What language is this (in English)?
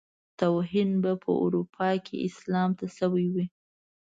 Pashto